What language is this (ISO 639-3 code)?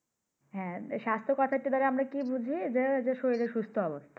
ben